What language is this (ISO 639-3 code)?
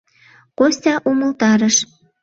chm